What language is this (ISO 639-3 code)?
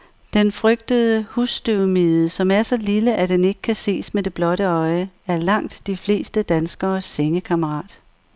dan